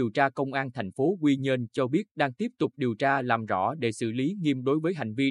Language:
Vietnamese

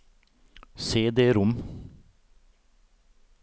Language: Norwegian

